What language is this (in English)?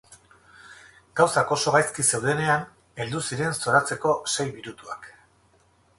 Basque